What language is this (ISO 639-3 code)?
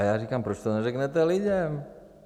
ces